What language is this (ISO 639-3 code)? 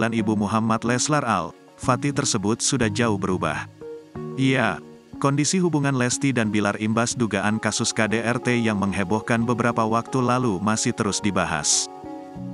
ind